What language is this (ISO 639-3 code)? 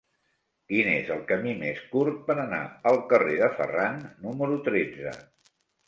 cat